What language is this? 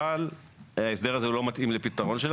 Hebrew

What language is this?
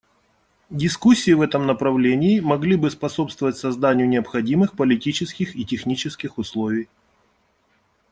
Russian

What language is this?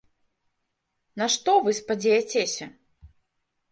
Belarusian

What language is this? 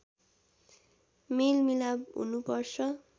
Nepali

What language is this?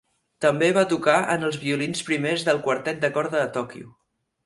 Catalan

